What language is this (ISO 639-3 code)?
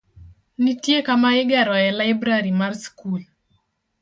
luo